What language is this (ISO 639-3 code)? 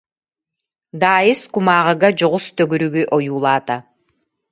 sah